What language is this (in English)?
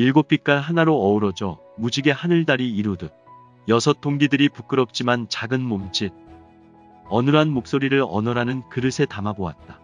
Korean